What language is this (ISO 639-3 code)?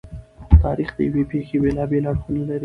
pus